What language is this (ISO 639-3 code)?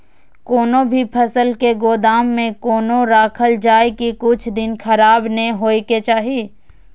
mai